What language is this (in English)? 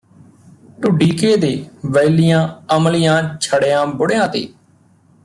Punjabi